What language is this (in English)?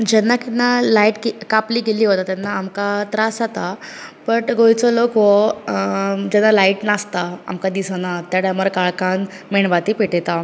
Konkani